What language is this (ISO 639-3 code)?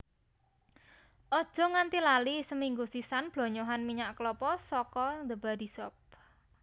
jav